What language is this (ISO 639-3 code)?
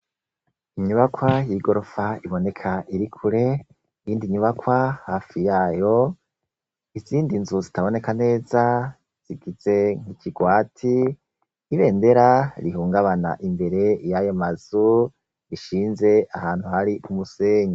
run